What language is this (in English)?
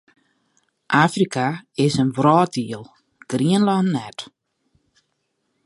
Western Frisian